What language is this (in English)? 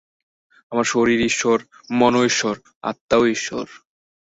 Bangla